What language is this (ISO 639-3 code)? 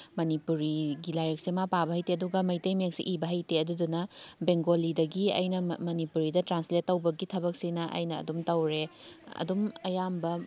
mni